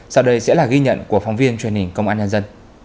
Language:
Vietnamese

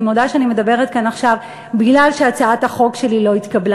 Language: Hebrew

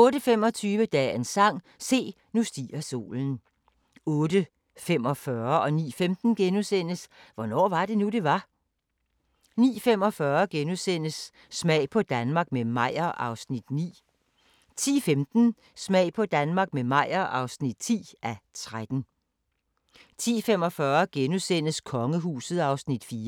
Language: Danish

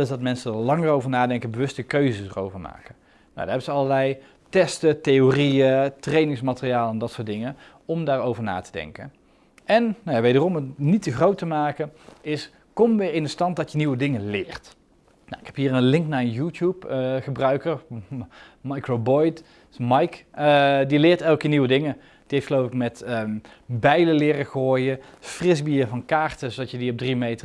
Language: Dutch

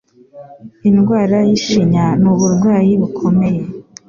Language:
Kinyarwanda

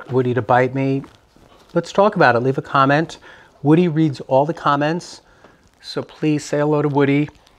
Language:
English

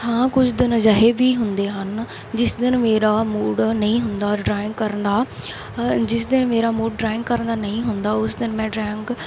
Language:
Punjabi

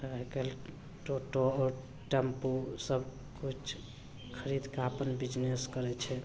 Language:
Maithili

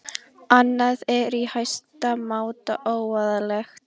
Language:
Icelandic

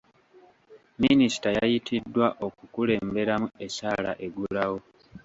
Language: Ganda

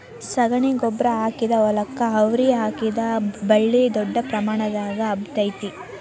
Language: Kannada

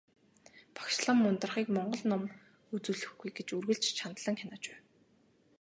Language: Mongolian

